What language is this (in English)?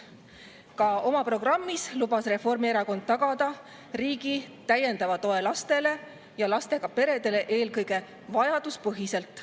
Estonian